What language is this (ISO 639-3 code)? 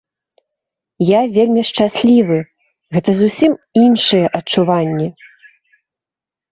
bel